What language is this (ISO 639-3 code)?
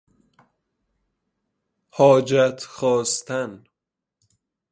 fas